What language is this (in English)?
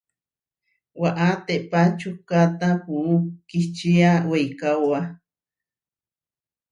Huarijio